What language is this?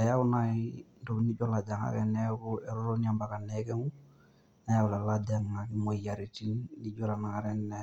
Masai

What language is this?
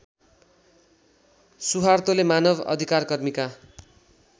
Nepali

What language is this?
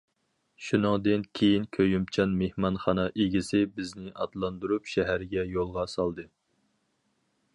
Uyghur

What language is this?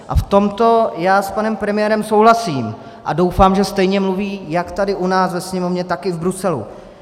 Czech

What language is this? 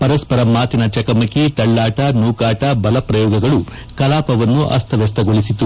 Kannada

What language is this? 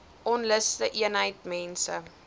Afrikaans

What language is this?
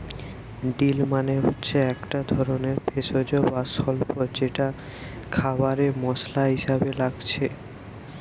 Bangla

